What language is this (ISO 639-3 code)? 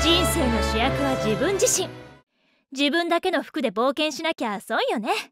jpn